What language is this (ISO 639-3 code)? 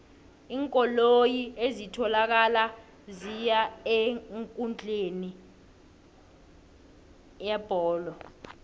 nbl